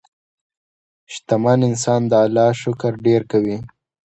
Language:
Pashto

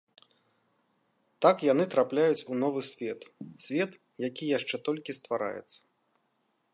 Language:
Belarusian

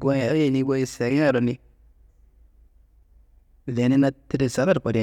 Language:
Kanembu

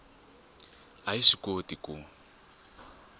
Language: Tsonga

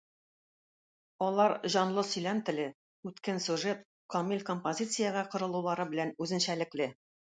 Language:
Tatar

